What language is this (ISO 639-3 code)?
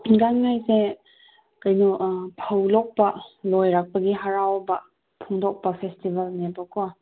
mni